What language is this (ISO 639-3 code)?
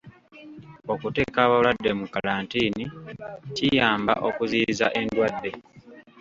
lug